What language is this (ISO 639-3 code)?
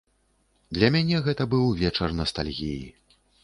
bel